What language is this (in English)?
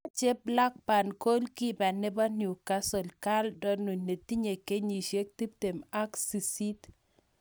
Kalenjin